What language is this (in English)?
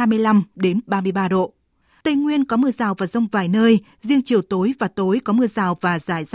Vietnamese